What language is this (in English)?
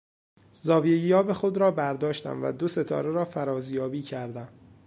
Persian